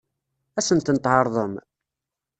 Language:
Kabyle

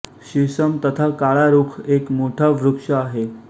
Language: Marathi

